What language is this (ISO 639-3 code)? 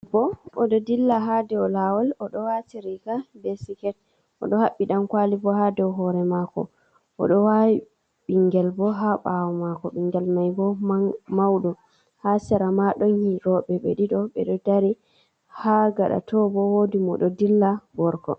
ful